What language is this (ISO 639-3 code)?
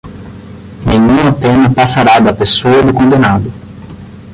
por